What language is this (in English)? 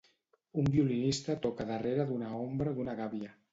Catalan